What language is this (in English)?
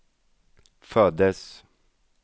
Swedish